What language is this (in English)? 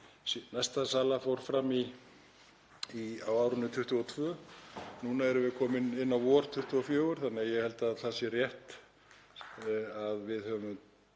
Icelandic